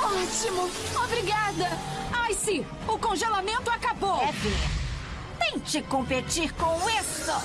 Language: Portuguese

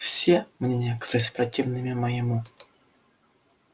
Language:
Russian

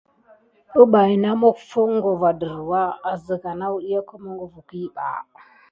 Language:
Gidar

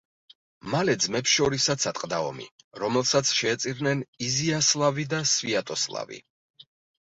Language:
Georgian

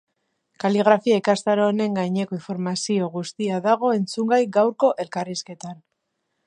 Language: Basque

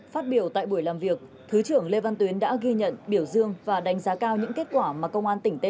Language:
Vietnamese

